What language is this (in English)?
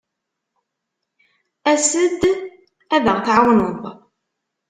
Kabyle